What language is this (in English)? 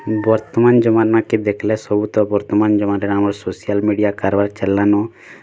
Odia